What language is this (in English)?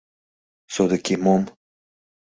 Mari